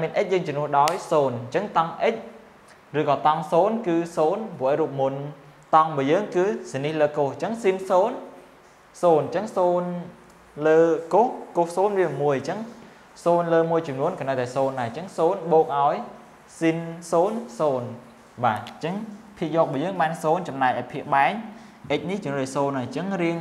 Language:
Vietnamese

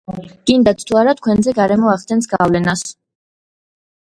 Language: Georgian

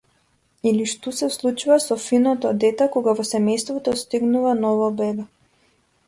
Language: Macedonian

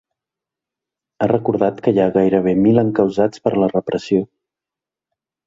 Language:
Catalan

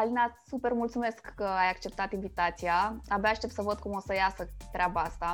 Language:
Romanian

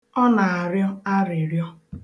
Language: Igbo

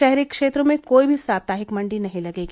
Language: Hindi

